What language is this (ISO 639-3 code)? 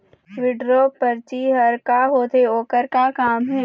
hne